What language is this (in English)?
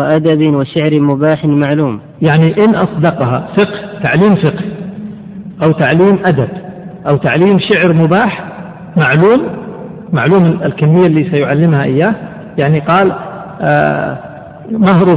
Arabic